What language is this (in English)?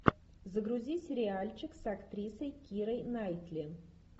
Russian